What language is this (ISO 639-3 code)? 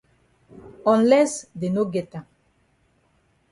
wes